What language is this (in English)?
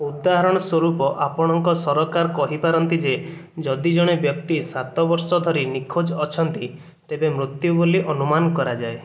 Odia